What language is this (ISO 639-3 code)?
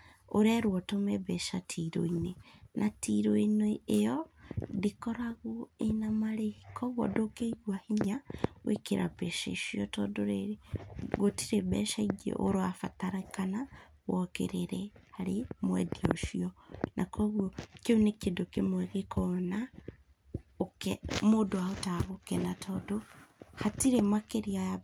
kik